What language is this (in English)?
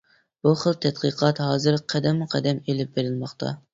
Uyghur